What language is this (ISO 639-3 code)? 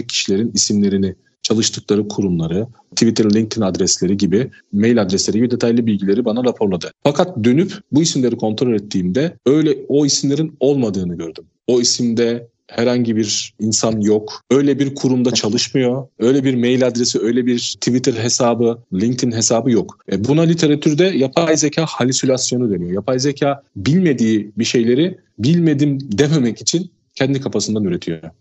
tur